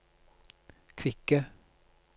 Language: Norwegian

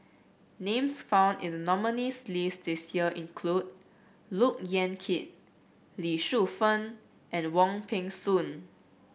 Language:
English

